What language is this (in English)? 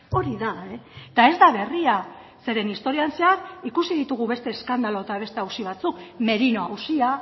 Basque